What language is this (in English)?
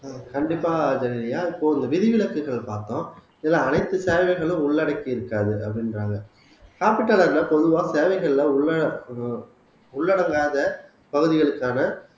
Tamil